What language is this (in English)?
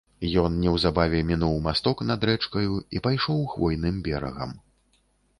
Belarusian